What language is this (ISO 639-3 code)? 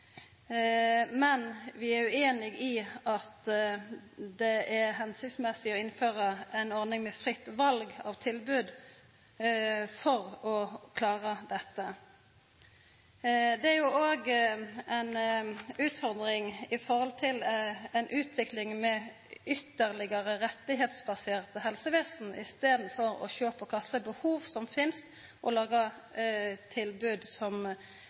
nno